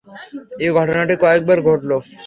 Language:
Bangla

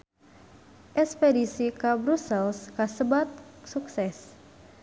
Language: Sundanese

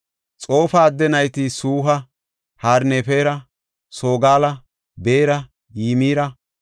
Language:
Gofa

